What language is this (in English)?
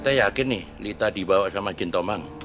Indonesian